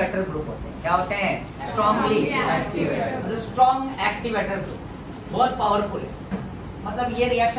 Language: Hindi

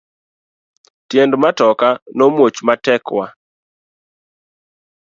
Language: Luo (Kenya and Tanzania)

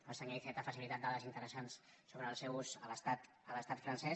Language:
Catalan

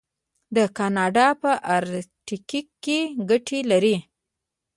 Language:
Pashto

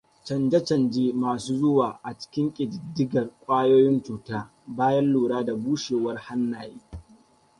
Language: Hausa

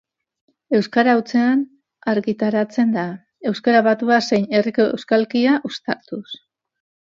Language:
Basque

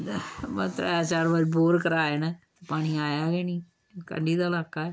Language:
Dogri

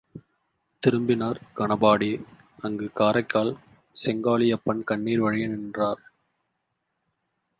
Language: Tamil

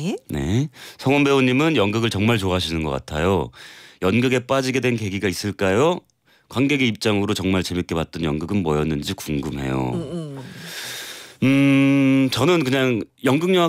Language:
Korean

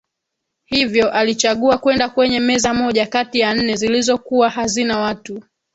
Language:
Swahili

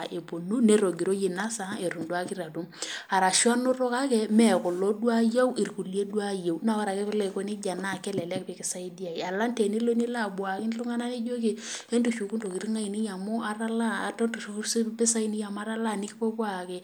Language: Masai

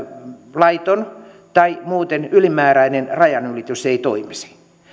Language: Finnish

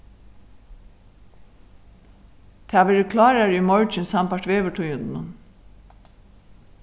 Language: Faroese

